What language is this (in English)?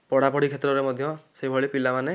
Odia